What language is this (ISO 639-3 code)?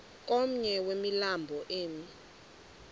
xho